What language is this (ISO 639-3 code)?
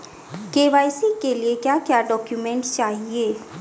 hin